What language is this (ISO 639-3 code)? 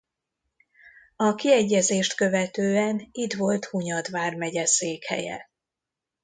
hun